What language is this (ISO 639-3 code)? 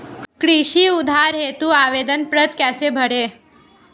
hin